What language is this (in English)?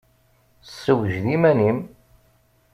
Kabyle